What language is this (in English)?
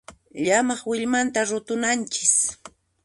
Puno Quechua